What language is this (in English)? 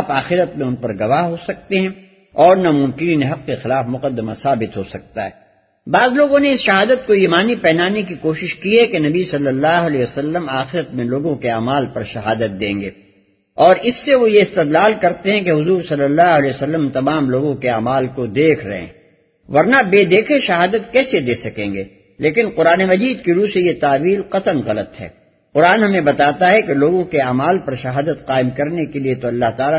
Urdu